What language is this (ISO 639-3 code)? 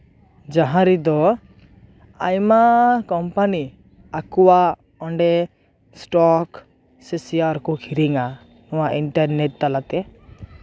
sat